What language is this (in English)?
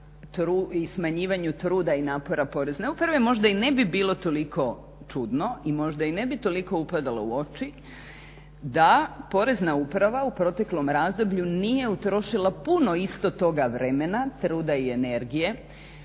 Croatian